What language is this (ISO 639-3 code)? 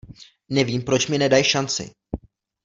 ces